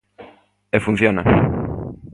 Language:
Galician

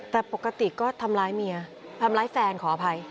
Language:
Thai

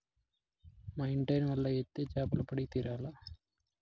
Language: Telugu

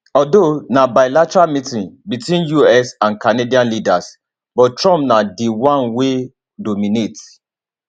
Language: Nigerian Pidgin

